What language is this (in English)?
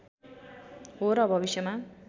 Nepali